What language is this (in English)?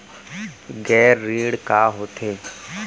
Chhattisgarhi